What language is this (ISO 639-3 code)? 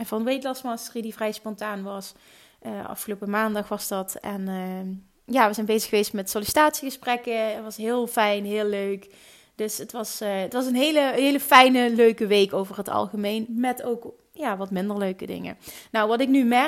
nld